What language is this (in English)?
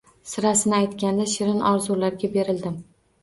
Uzbek